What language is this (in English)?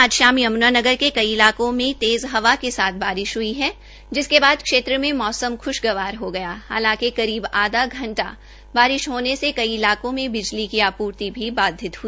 Hindi